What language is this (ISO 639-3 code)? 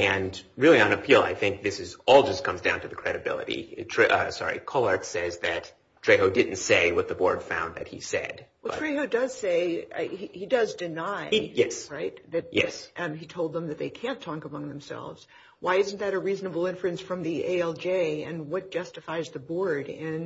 eng